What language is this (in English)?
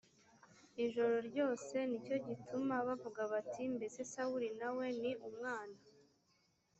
Kinyarwanda